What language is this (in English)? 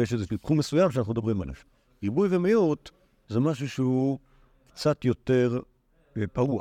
Hebrew